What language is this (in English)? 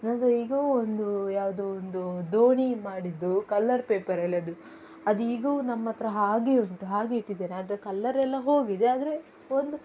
Kannada